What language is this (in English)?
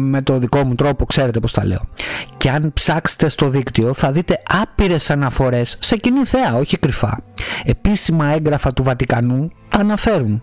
Greek